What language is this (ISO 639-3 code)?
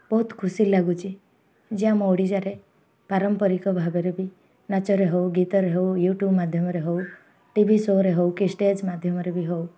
ori